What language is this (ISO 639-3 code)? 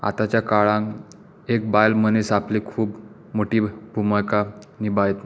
kok